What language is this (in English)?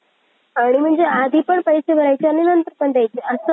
Marathi